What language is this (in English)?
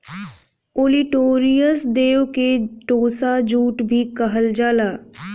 Bhojpuri